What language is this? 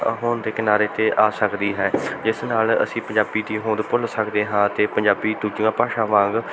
Punjabi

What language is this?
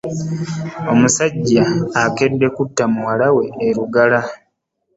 Ganda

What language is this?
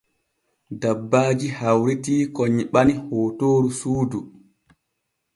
Borgu Fulfulde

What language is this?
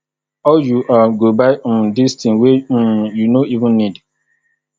Nigerian Pidgin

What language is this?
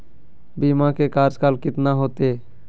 Magahi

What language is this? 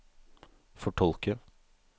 Norwegian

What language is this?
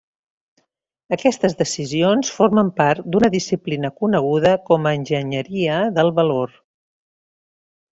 Catalan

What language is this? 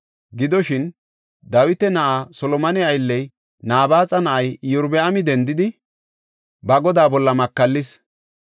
Gofa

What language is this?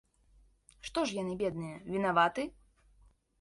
Belarusian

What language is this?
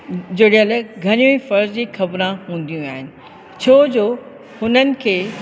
Sindhi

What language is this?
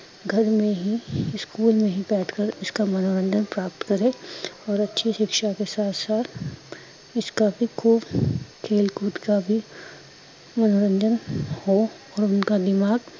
Punjabi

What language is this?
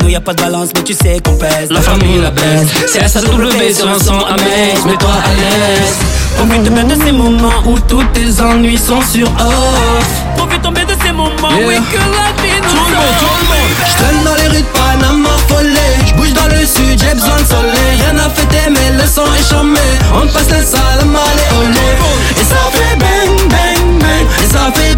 French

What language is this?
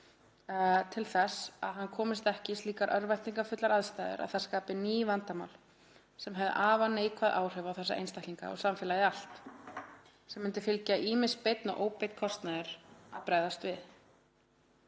Icelandic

